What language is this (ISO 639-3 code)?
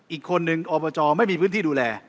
tha